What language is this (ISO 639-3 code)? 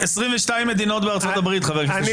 heb